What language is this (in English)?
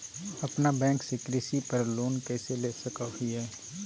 Magahi